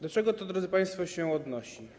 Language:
Polish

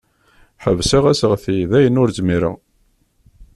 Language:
Kabyle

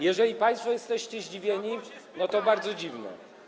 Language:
Polish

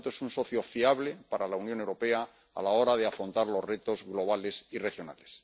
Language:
Spanish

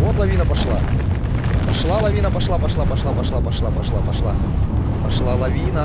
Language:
Russian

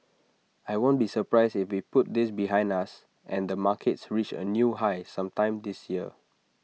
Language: English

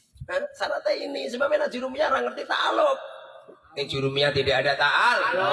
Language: Indonesian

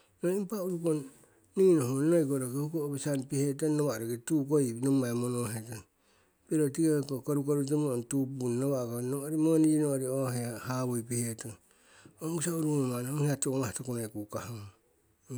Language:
Siwai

